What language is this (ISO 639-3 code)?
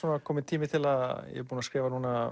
isl